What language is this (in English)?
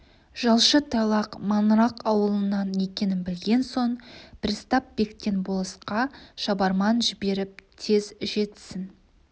Kazakh